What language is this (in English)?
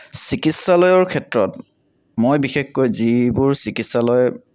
Assamese